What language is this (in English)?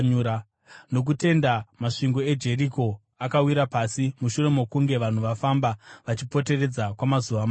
Shona